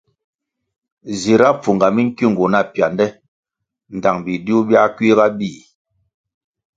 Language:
Kwasio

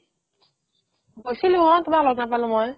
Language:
Assamese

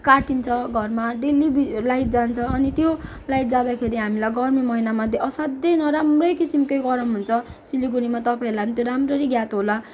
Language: Nepali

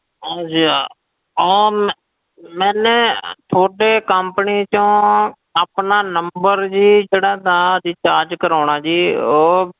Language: Punjabi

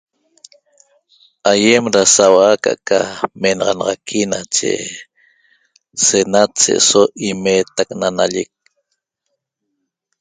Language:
Toba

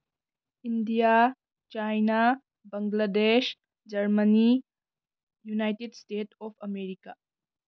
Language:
Manipuri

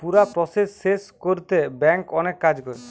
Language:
Bangla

